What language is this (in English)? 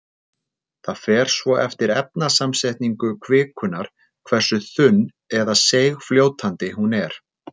Icelandic